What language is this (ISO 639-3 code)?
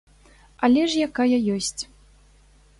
bel